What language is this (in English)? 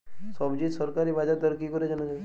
Bangla